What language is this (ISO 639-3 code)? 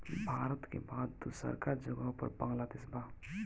bho